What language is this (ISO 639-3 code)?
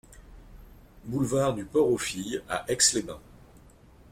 fra